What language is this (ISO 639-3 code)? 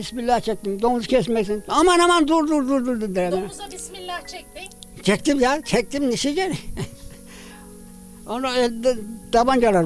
tur